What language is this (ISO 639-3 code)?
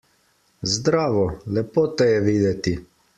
slv